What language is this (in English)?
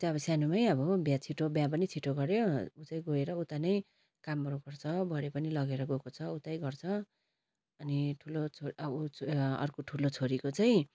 Nepali